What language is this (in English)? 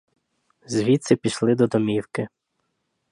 Ukrainian